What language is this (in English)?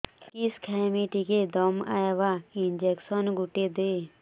Odia